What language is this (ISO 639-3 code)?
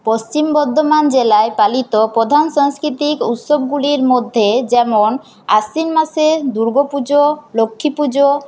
ben